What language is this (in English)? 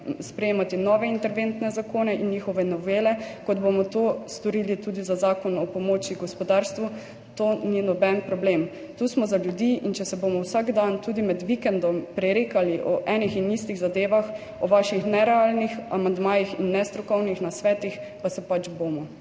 Slovenian